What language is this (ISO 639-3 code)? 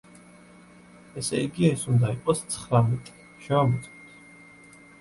kat